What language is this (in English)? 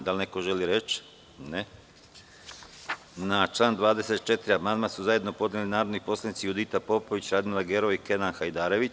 Serbian